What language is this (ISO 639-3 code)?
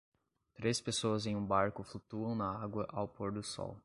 por